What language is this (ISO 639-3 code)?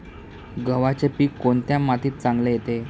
mar